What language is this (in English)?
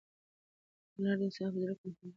Pashto